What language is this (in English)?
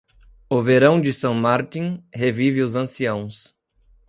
Portuguese